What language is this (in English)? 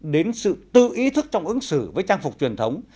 Vietnamese